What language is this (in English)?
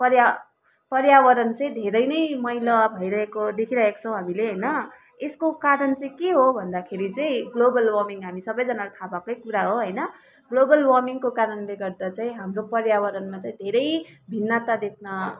Nepali